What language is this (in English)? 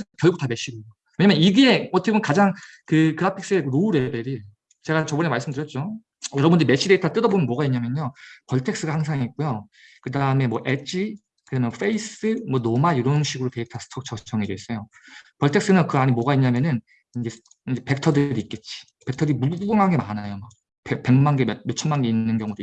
Korean